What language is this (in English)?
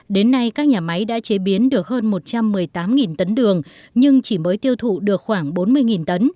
Vietnamese